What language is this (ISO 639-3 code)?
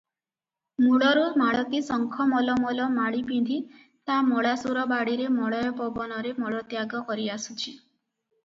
ori